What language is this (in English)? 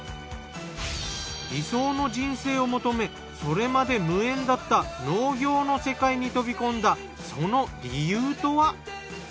Japanese